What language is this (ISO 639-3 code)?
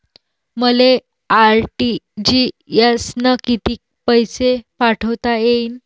mar